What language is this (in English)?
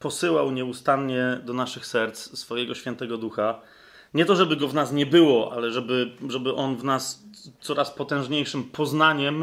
Polish